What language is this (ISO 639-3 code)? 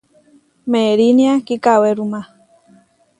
var